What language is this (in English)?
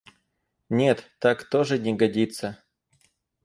Russian